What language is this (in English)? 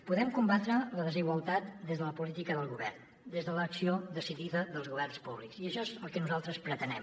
Catalan